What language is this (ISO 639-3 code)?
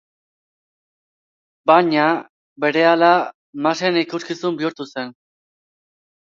eus